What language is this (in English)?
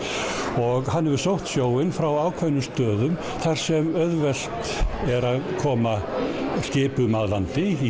Icelandic